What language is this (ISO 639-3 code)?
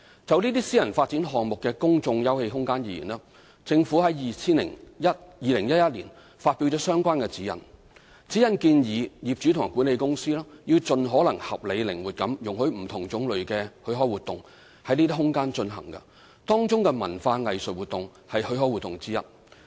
yue